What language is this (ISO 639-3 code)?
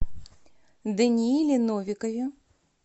rus